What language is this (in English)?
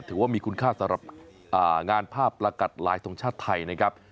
Thai